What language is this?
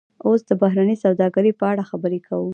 Pashto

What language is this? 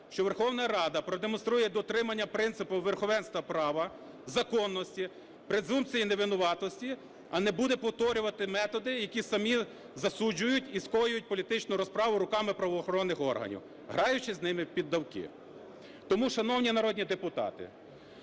Ukrainian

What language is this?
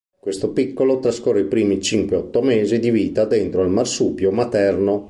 Italian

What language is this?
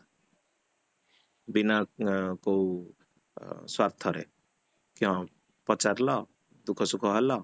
Odia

